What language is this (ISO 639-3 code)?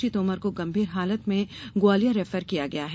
hin